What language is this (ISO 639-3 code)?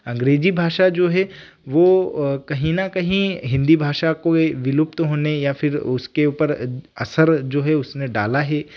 hin